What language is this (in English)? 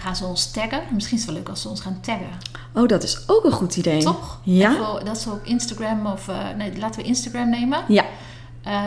Dutch